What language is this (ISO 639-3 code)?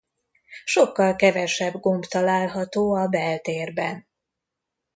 hun